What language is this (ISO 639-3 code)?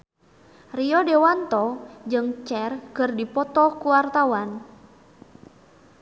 sun